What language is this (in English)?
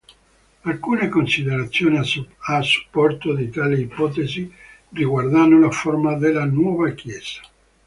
Italian